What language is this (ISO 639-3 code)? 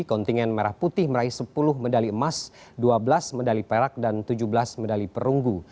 ind